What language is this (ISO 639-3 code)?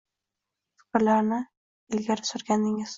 uzb